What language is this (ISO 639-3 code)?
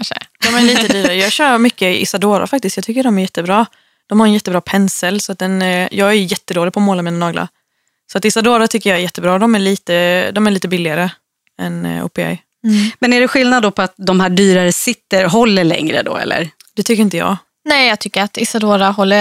swe